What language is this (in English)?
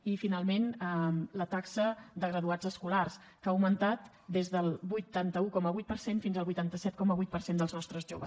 Catalan